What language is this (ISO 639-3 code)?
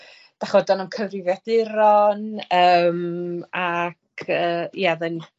cym